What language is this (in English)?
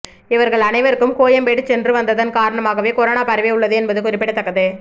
Tamil